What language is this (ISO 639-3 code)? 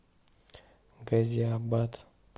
rus